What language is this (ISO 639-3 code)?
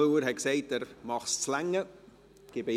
gsw